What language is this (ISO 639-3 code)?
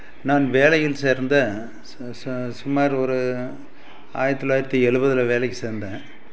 tam